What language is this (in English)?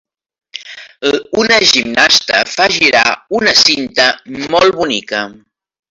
Catalan